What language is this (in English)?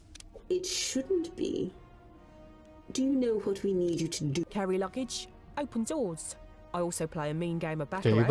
Korean